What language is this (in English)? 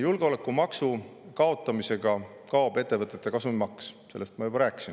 Estonian